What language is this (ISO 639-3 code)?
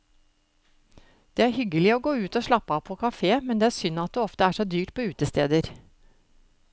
nor